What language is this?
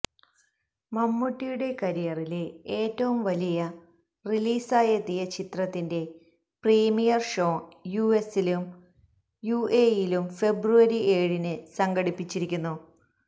Malayalam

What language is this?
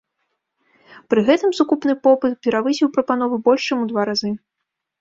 Belarusian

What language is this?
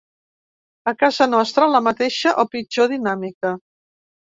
Catalan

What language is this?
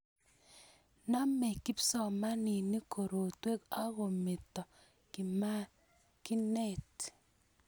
Kalenjin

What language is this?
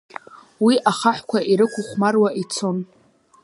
Abkhazian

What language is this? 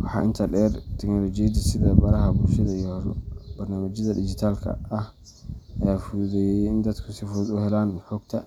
Somali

